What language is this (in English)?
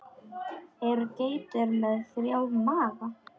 Icelandic